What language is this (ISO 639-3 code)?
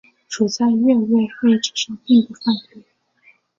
zho